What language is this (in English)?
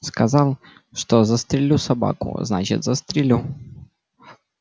Russian